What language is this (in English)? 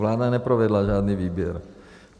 Czech